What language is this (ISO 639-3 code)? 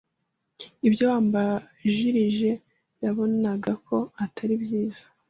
kin